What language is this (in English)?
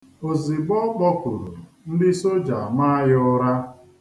Igbo